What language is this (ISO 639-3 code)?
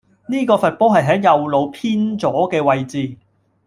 yue